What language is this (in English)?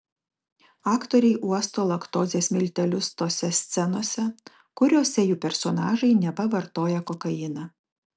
Lithuanian